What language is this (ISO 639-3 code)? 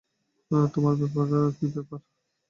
ben